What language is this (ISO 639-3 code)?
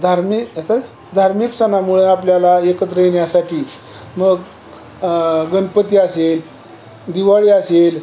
mar